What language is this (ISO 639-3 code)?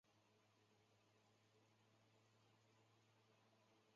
zho